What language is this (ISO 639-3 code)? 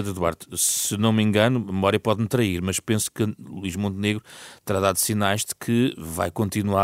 por